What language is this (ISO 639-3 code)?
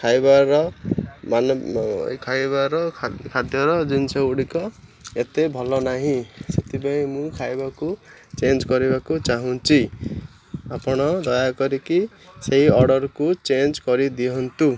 ori